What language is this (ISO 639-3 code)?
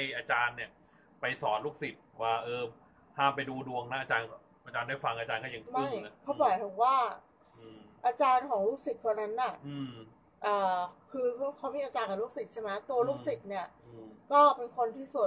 tha